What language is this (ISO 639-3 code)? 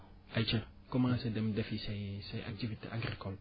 wol